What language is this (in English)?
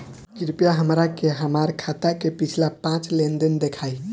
Bhojpuri